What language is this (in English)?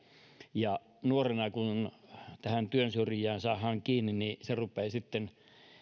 Finnish